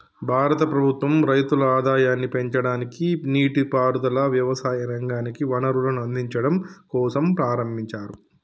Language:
Telugu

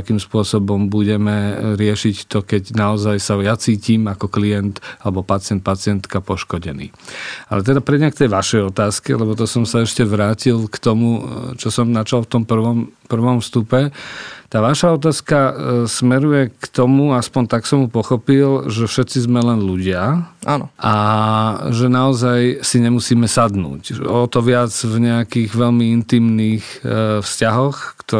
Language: Slovak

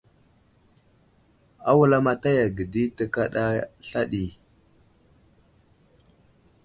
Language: Wuzlam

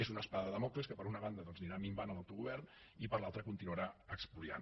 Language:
Catalan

